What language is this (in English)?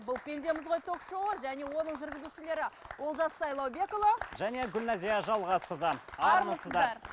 Kazakh